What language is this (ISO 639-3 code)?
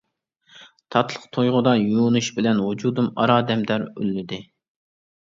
uig